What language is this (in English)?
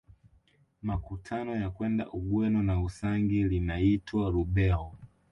Swahili